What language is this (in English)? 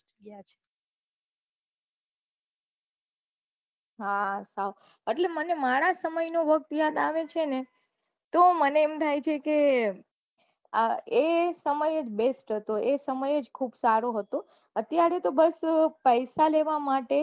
Gujarati